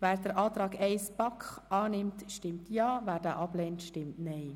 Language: Swiss German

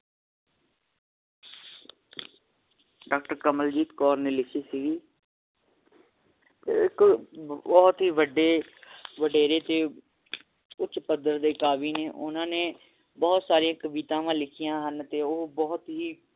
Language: Punjabi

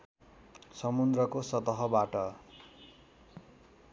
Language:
Nepali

